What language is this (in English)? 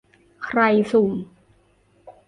Thai